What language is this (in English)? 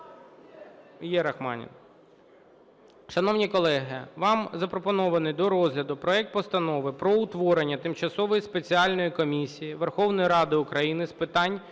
Ukrainian